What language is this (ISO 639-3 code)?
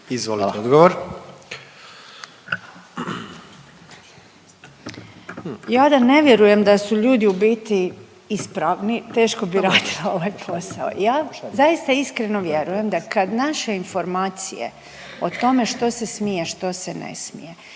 hrv